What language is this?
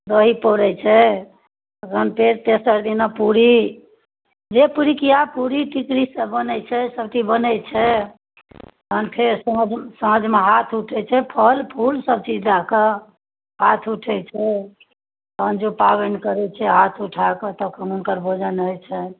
Maithili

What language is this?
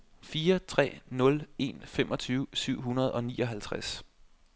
Danish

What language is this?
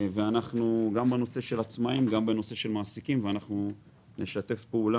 Hebrew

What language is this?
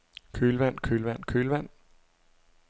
Danish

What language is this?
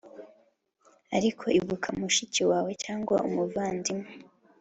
Kinyarwanda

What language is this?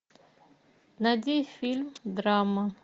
Russian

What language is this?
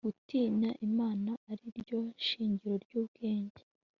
Kinyarwanda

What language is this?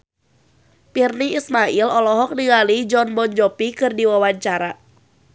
Sundanese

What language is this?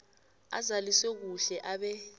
South Ndebele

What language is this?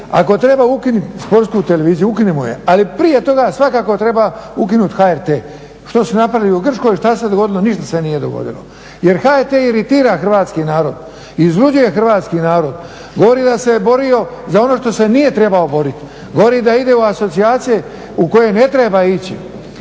Croatian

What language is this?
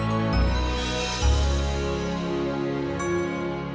Indonesian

